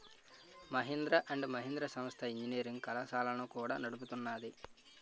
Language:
Telugu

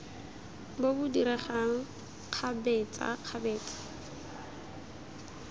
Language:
Tswana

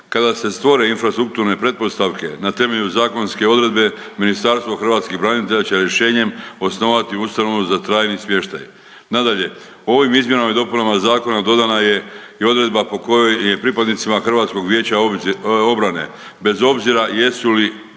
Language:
Croatian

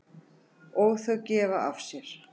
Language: Icelandic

